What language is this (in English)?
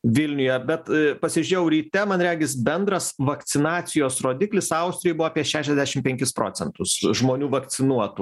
Lithuanian